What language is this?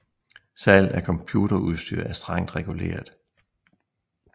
Danish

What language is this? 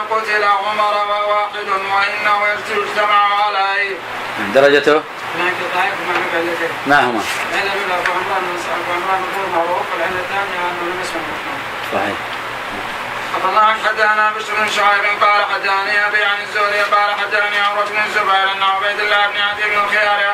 Arabic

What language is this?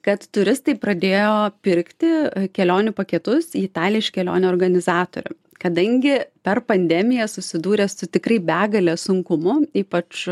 Lithuanian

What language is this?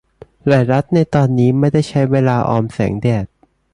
Thai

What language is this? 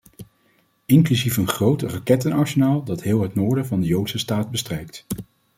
Dutch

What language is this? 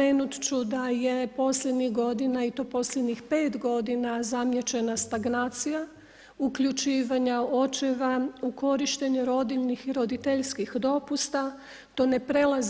Croatian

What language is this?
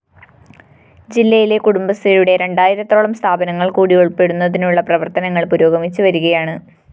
Malayalam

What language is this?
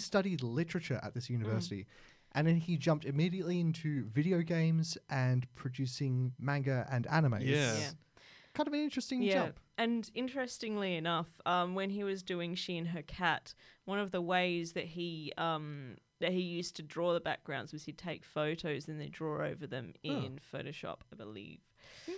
English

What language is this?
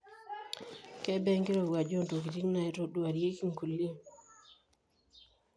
Masai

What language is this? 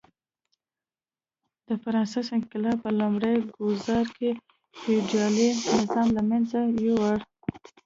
Pashto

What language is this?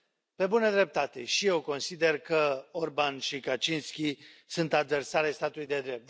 Romanian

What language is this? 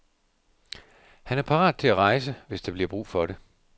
Danish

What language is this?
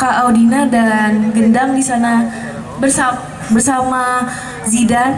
Indonesian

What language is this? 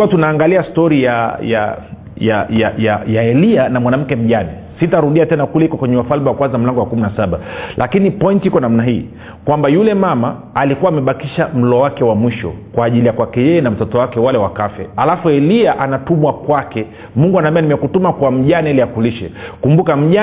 Swahili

